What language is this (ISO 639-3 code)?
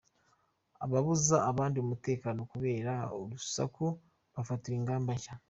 kin